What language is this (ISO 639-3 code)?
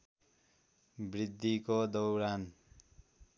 nep